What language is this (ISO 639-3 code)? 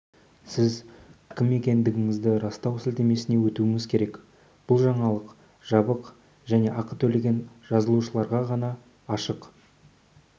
kaz